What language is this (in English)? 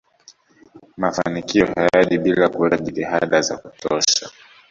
Swahili